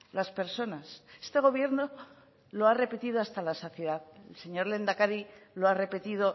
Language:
Spanish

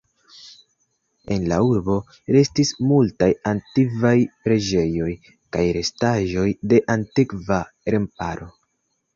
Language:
Esperanto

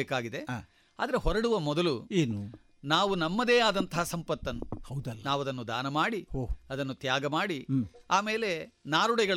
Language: Kannada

